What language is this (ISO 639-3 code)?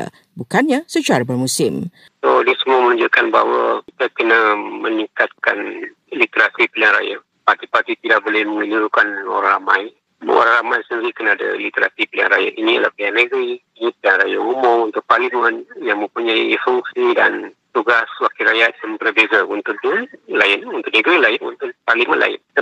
msa